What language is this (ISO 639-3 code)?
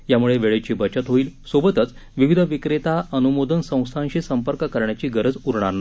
mar